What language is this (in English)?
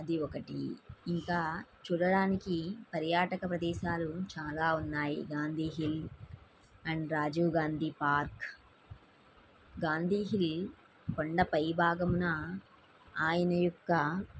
Telugu